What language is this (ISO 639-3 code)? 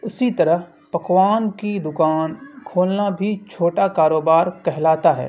urd